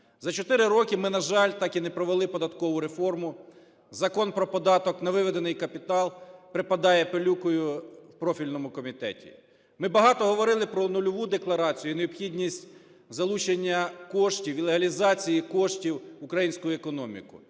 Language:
Ukrainian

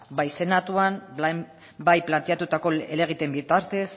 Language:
Basque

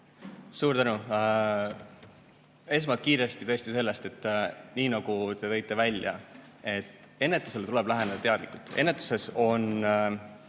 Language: Estonian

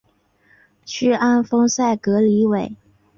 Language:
Chinese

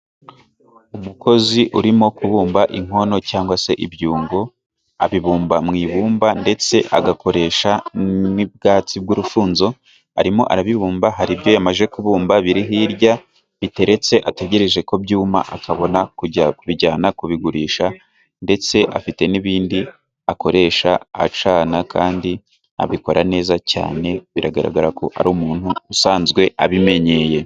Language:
Kinyarwanda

